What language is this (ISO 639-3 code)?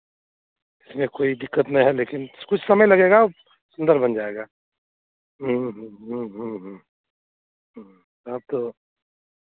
hin